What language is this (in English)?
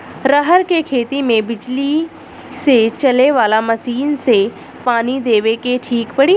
Bhojpuri